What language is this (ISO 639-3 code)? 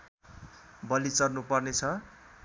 nep